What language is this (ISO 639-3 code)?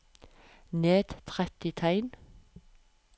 nor